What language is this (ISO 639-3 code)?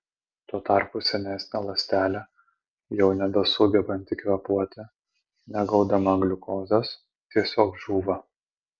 lit